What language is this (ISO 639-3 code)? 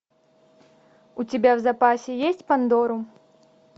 rus